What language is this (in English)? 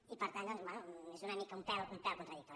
Catalan